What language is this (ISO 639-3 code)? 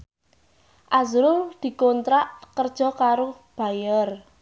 jav